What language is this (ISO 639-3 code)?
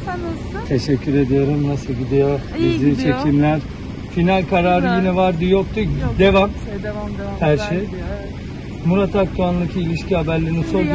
tur